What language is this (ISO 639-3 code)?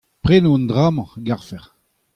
bre